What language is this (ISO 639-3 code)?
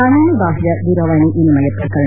kan